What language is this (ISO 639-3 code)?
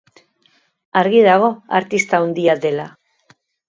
eus